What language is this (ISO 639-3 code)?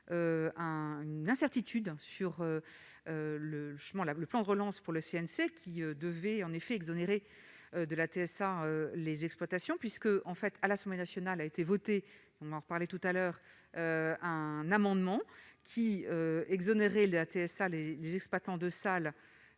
fra